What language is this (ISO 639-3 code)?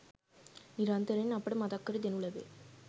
sin